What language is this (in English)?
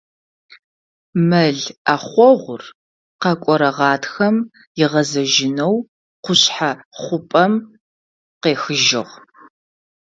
Adyghe